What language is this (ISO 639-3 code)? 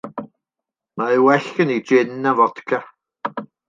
cym